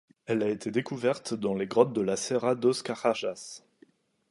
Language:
French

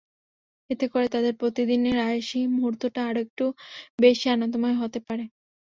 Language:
Bangla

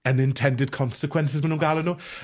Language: Welsh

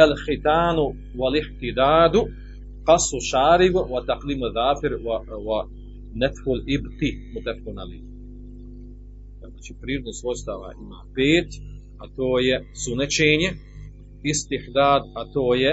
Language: Croatian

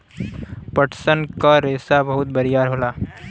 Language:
Bhojpuri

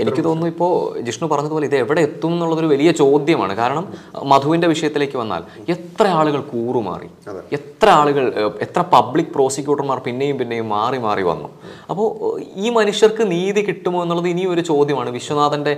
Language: Malayalam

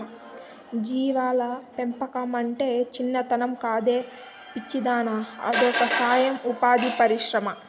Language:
Telugu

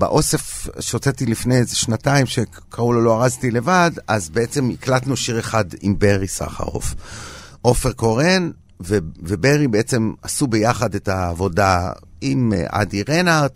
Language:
Hebrew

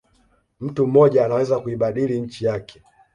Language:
Swahili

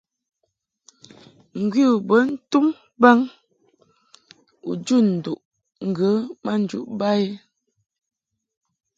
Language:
Mungaka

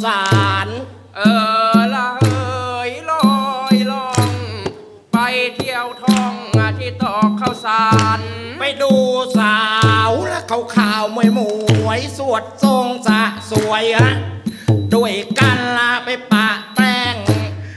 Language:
Thai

